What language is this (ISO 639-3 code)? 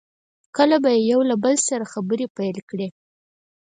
pus